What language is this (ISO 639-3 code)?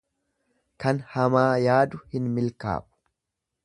orm